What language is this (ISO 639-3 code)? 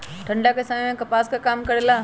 mag